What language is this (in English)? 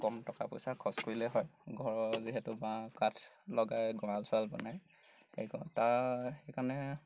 Assamese